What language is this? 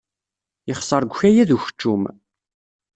Kabyle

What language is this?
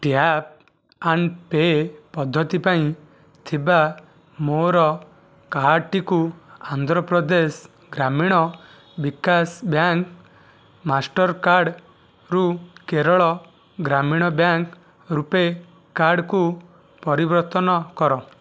Odia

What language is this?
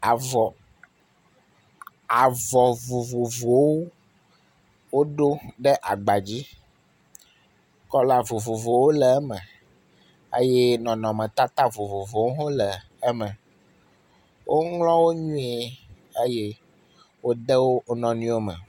Ewe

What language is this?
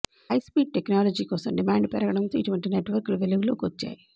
Telugu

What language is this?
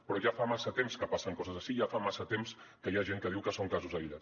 Catalan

